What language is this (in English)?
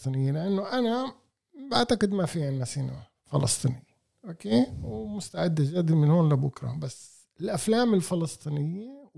Arabic